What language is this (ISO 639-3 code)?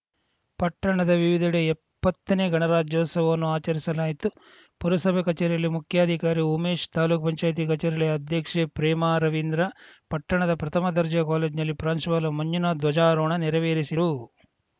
kan